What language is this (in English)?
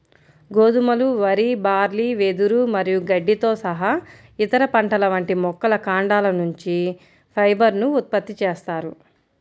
Telugu